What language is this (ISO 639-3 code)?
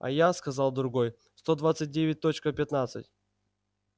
rus